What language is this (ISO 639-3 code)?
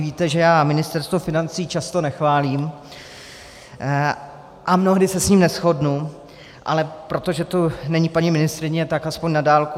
ces